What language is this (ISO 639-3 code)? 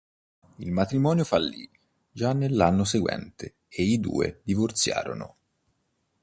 ita